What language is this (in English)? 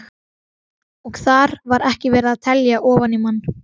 Icelandic